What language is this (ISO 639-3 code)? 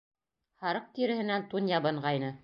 bak